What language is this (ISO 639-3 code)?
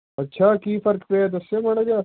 pan